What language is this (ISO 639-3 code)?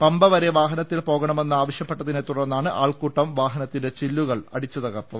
mal